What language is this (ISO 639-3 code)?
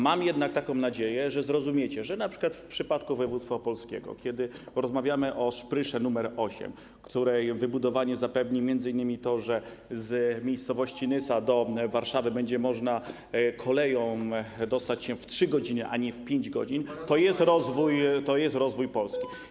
pol